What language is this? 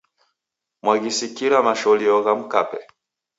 Taita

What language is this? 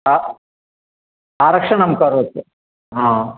Sanskrit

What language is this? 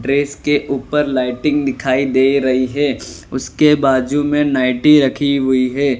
Hindi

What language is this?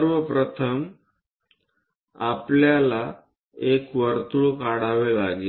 Marathi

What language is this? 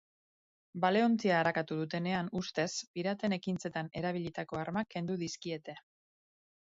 Basque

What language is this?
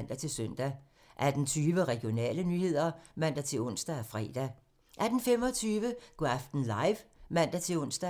Danish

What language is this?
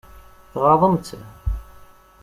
Kabyle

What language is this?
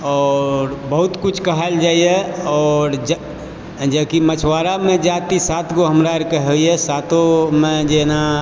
Maithili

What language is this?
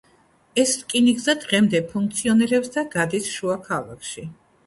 Georgian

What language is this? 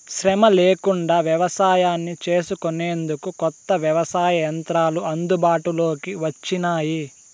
Telugu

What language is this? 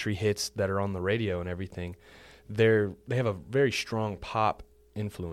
English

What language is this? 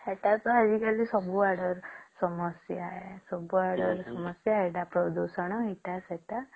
Odia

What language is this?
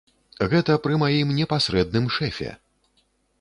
Belarusian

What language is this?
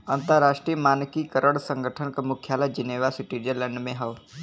Bhojpuri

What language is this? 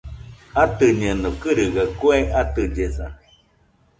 Nüpode Huitoto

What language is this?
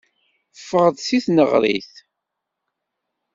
Kabyle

